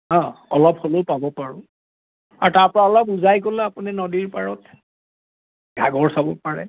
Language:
Assamese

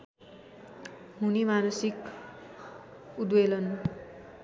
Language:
Nepali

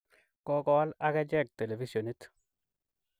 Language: Kalenjin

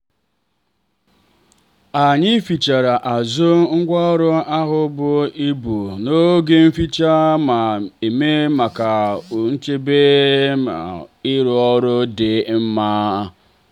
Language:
Igbo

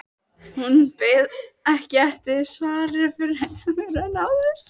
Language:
Icelandic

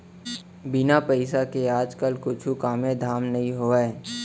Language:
Chhattisgarhi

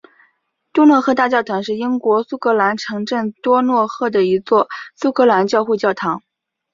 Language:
Chinese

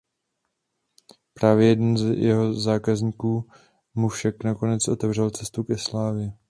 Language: Czech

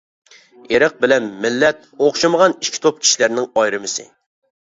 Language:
Uyghur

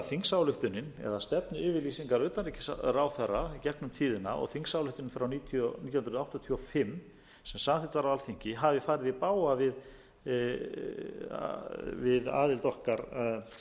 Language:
Icelandic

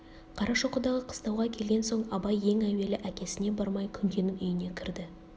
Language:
Kazakh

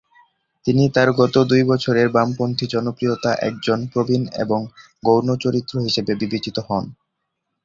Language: Bangla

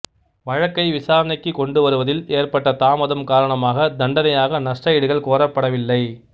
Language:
Tamil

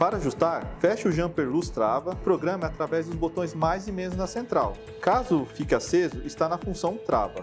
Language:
Portuguese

